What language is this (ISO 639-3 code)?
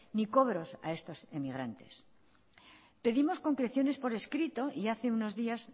spa